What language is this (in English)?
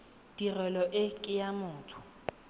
Tswana